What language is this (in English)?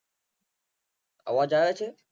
Gujarati